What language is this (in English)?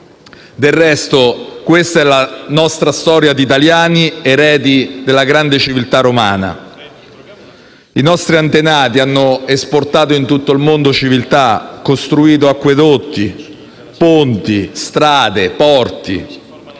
Italian